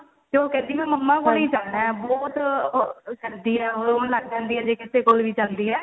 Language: Punjabi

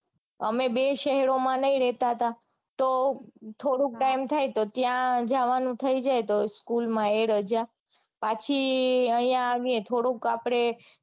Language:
Gujarati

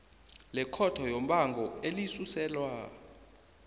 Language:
South Ndebele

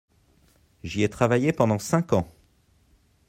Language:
French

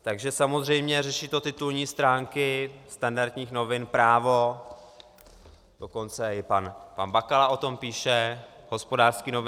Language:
Czech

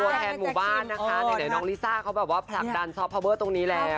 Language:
Thai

